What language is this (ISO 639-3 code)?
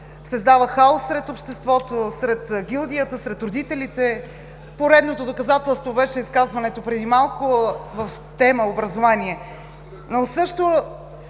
bul